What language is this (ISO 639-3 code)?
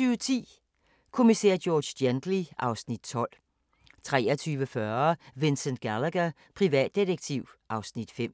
dan